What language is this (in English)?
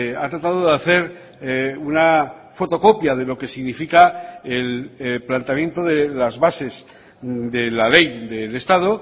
Spanish